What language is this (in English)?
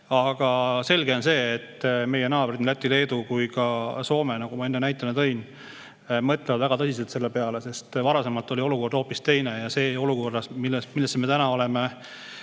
Estonian